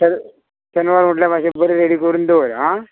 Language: Konkani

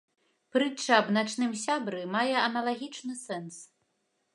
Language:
Belarusian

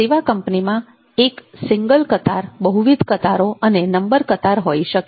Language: Gujarati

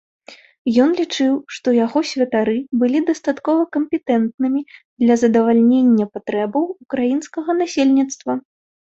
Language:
Belarusian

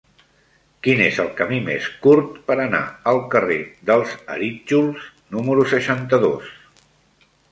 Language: Catalan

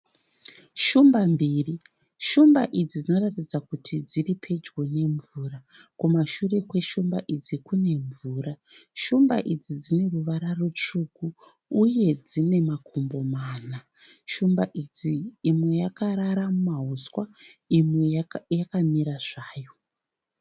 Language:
Shona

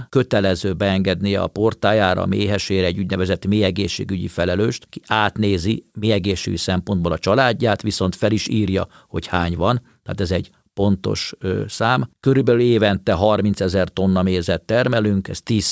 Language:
Hungarian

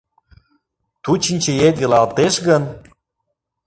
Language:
Mari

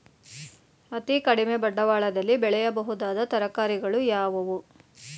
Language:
Kannada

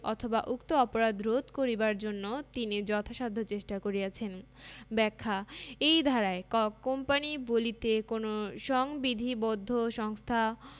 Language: Bangla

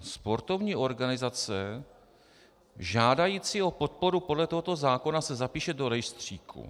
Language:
Czech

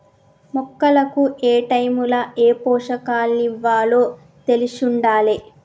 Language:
Telugu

